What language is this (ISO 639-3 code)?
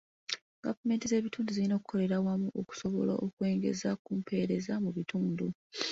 lug